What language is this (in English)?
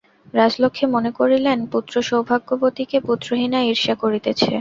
Bangla